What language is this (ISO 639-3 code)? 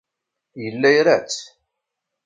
kab